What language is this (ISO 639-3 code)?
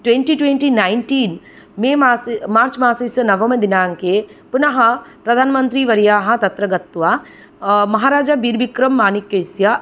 san